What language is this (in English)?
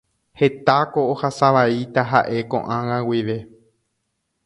Guarani